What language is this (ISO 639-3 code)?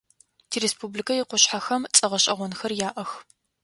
ady